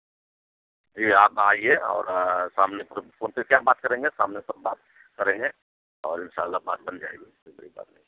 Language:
Urdu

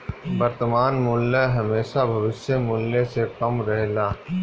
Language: Bhojpuri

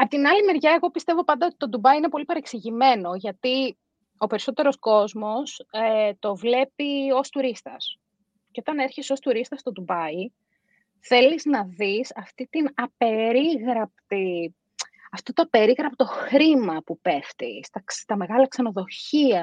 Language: Greek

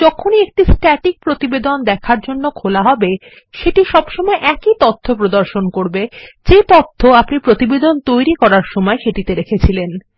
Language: Bangla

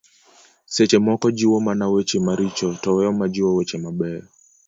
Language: Luo (Kenya and Tanzania)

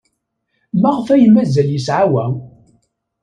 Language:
Kabyle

